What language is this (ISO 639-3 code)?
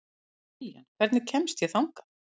isl